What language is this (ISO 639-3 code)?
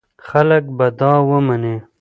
pus